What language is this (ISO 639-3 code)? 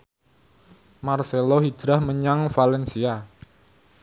jav